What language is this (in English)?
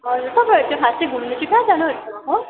Nepali